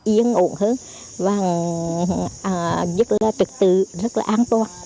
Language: Vietnamese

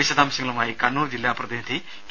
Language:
Malayalam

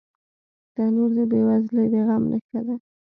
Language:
Pashto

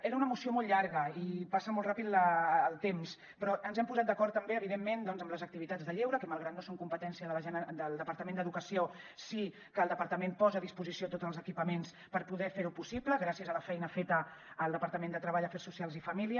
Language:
Catalan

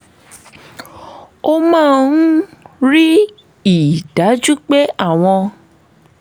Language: Yoruba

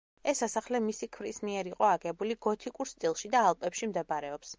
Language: Georgian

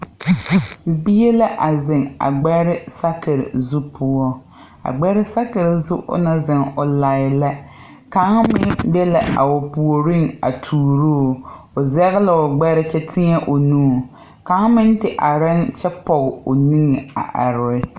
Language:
Southern Dagaare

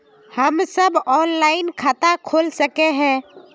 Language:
Magahi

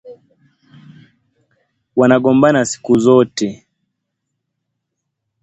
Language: Swahili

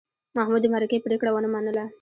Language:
Pashto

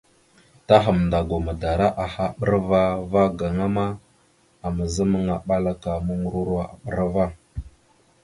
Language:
Mada (Cameroon)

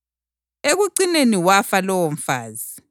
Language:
North Ndebele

